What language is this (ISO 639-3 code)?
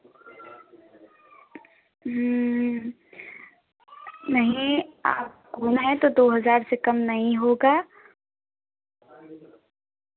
hin